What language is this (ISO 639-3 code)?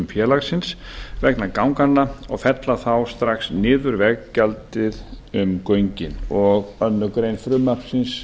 isl